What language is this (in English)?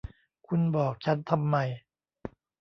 Thai